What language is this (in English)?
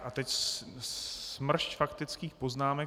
Czech